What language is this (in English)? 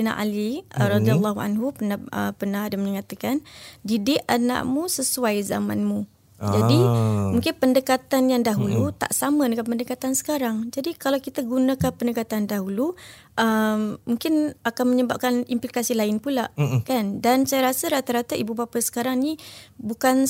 Malay